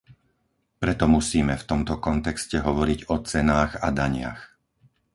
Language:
Slovak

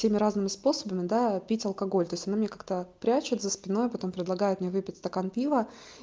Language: Russian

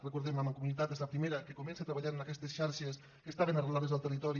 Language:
Catalan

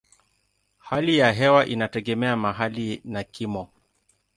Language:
Swahili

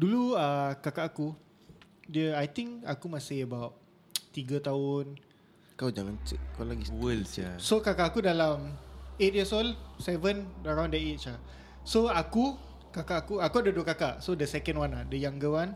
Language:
Malay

